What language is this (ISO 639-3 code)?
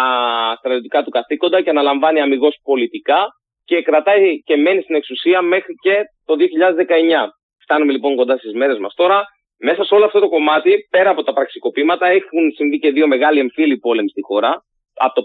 ell